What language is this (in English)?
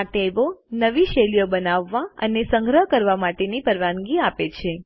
Gujarati